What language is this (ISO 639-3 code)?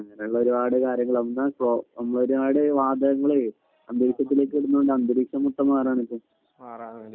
mal